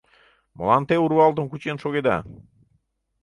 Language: Mari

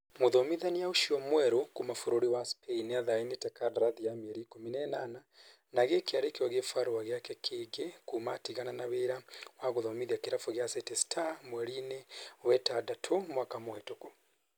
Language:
Kikuyu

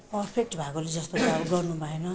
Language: Nepali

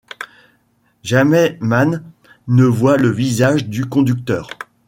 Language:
French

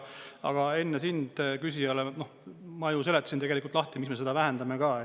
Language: Estonian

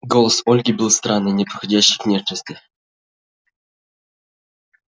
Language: Russian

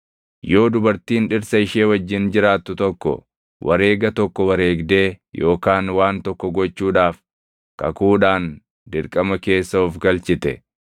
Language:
Oromo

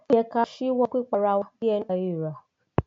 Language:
Yoruba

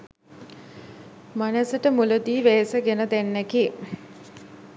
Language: Sinhala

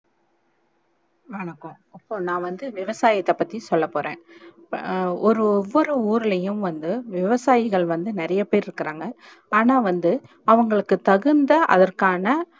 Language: Tamil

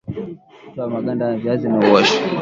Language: Swahili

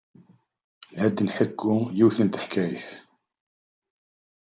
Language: Kabyle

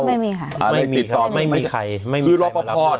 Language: Thai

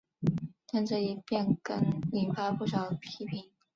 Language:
Chinese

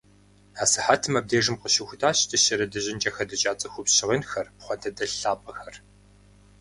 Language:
Kabardian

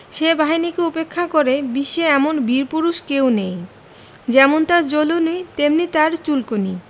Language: Bangla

